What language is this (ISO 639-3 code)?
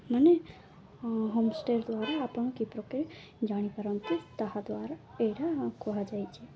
ori